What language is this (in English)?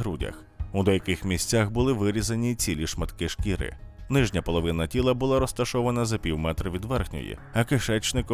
Ukrainian